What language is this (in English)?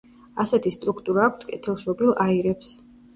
Georgian